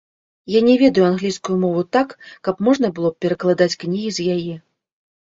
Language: Belarusian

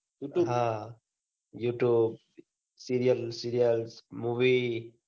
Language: Gujarati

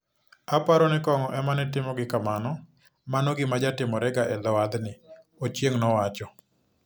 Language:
Luo (Kenya and Tanzania)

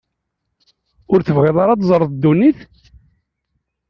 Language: Kabyle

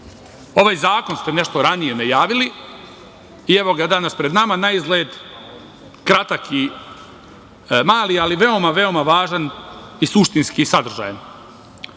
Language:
Serbian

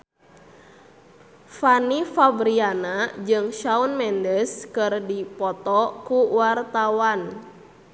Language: Sundanese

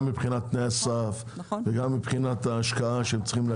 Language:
Hebrew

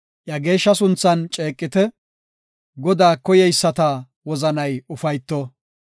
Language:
Gofa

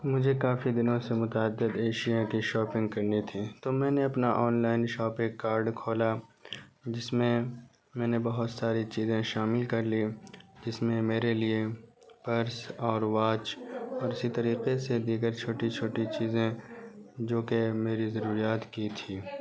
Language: Urdu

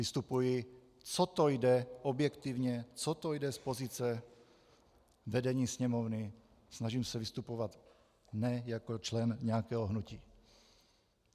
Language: Czech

